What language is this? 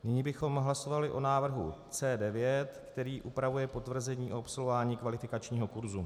Czech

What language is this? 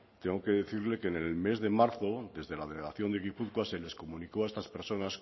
Spanish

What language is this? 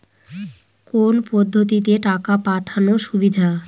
Bangla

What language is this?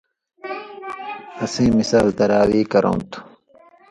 Indus Kohistani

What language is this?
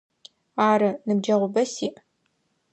Adyghe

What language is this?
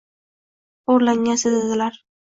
Uzbek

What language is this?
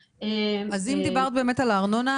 Hebrew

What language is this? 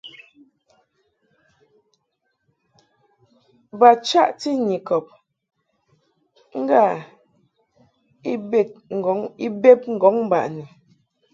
Mungaka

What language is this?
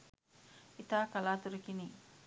Sinhala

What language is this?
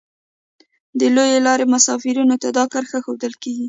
Pashto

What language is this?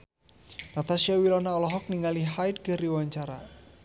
Sundanese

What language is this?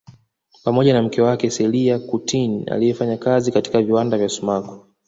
Swahili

